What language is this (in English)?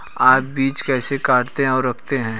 Hindi